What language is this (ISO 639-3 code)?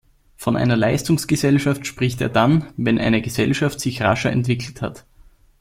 deu